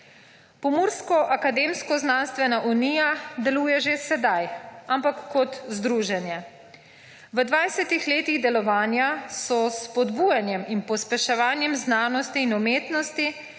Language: Slovenian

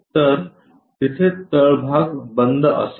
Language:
Marathi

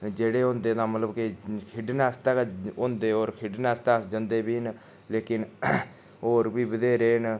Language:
Dogri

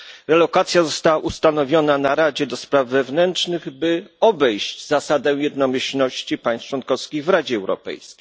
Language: Polish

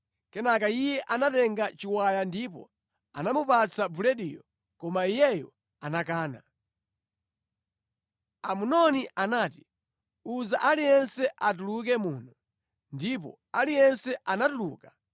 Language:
Nyanja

